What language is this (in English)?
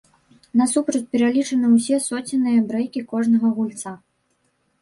Belarusian